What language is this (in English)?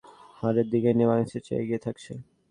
Bangla